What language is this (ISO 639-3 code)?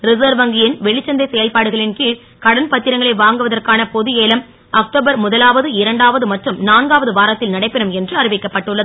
tam